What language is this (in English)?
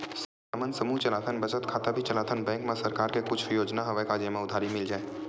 Chhattisgarhi